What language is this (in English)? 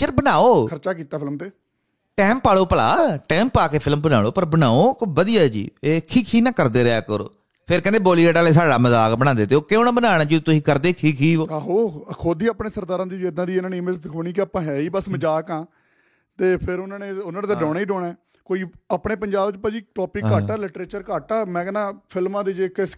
Punjabi